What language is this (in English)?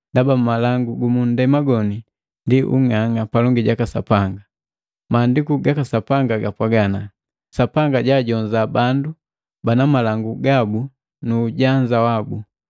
Matengo